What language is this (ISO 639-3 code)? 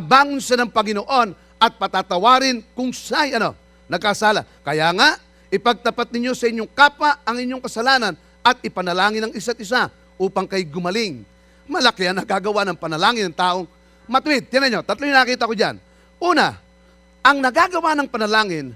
fil